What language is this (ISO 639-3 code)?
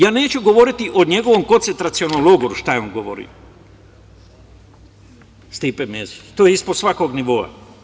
srp